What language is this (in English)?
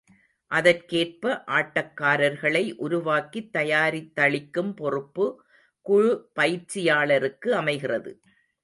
Tamil